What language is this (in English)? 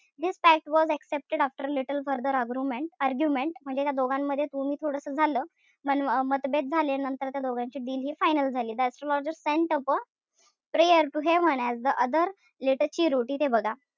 Marathi